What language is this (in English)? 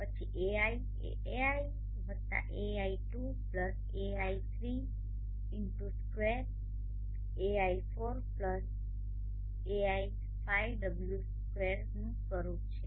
Gujarati